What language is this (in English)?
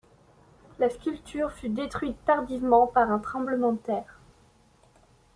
French